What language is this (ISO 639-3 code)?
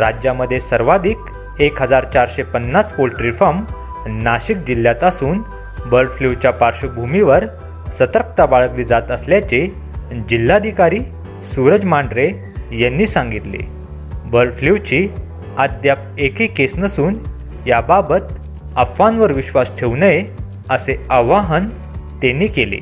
mar